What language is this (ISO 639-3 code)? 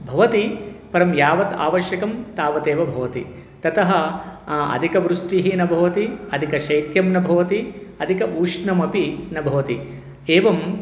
san